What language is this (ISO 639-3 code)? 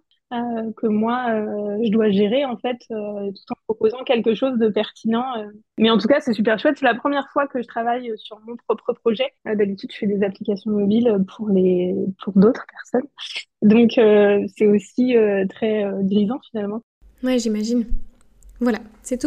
fra